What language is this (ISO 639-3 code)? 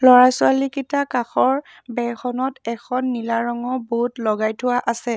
asm